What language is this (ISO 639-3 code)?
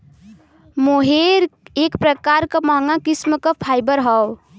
bho